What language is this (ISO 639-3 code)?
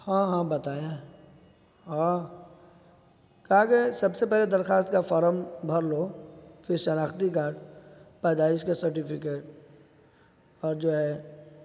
urd